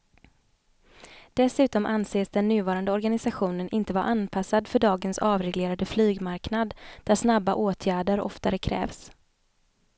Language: Swedish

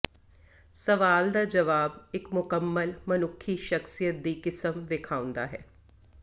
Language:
Punjabi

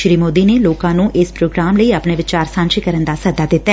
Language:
Punjabi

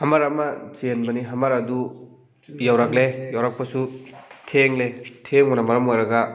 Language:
Manipuri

